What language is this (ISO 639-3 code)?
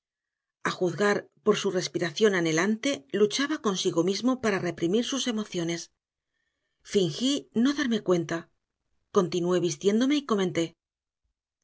spa